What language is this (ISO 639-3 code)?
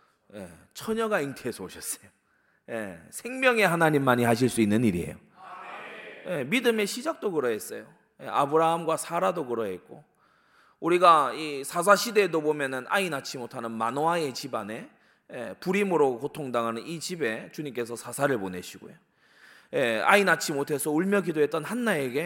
kor